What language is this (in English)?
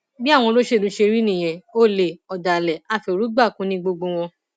Yoruba